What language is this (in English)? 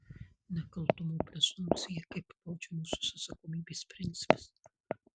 Lithuanian